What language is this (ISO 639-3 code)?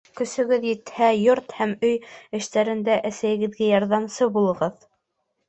bak